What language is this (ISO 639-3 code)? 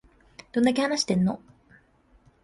jpn